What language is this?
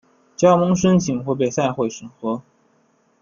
Chinese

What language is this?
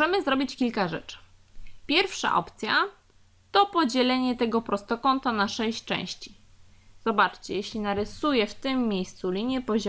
Polish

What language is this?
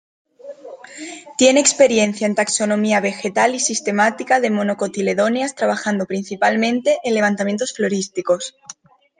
Spanish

